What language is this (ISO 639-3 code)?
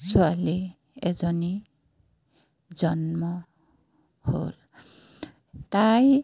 asm